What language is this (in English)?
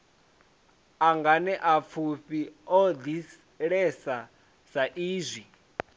Venda